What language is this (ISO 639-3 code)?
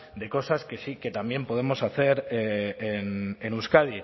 spa